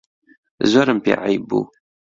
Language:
Central Kurdish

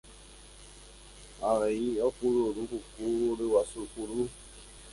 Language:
Guarani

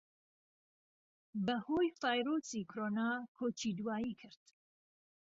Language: Central Kurdish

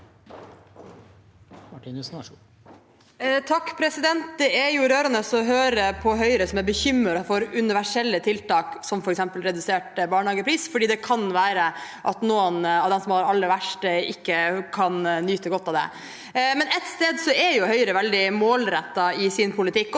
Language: Norwegian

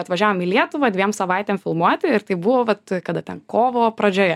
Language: Lithuanian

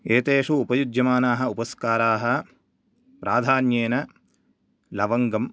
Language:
Sanskrit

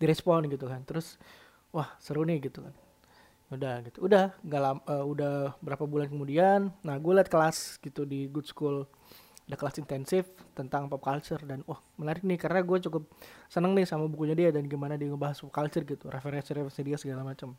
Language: Indonesian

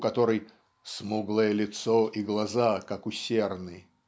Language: Russian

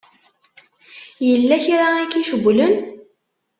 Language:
Kabyle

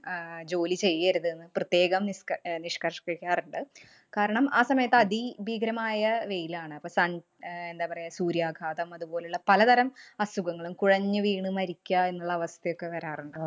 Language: Malayalam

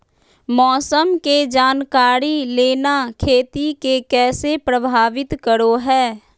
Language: Magahi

